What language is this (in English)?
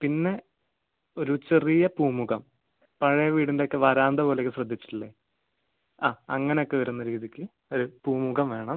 Malayalam